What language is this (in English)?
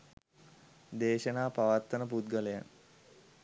Sinhala